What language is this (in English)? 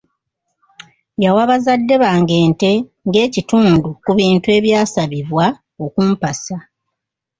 Ganda